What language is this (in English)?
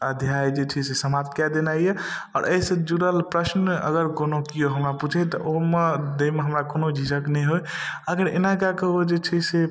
Maithili